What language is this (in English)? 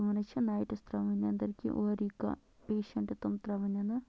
Kashmiri